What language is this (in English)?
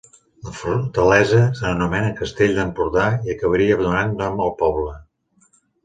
Catalan